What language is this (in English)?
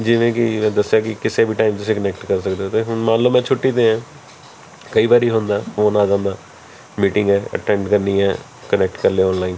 Punjabi